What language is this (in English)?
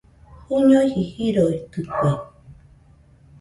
Nüpode Huitoto